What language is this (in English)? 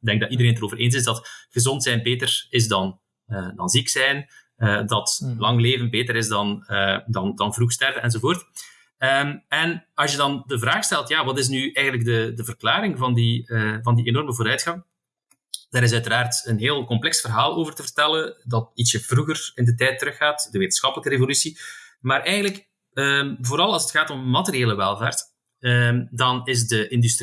Dutch